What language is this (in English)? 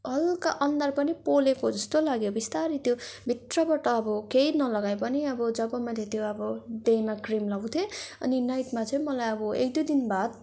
Nepali